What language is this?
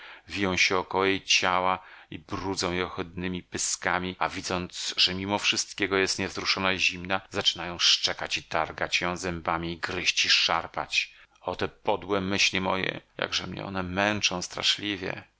Polish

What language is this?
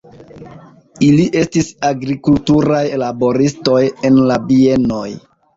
Esperanto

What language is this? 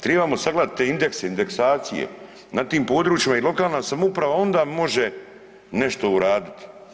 Croatian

